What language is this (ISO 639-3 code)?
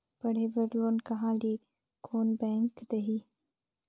hne